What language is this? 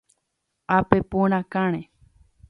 Guarani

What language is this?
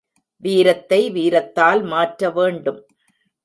Tamil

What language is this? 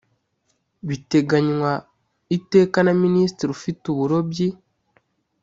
Kinyarwanda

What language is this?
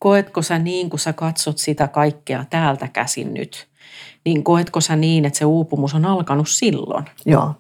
Finnish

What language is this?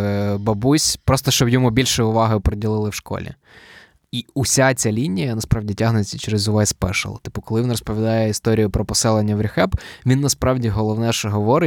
Ukrainian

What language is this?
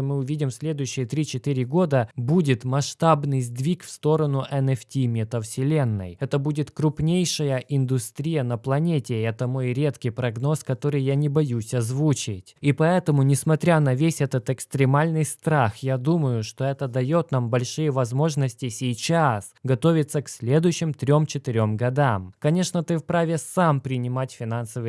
Russian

